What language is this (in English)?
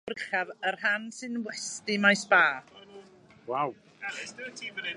Welsh